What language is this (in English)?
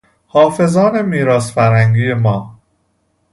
Persian